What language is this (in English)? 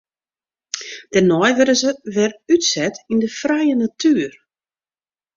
Western Frisian